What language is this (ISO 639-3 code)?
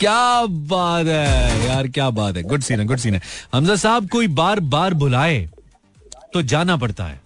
hin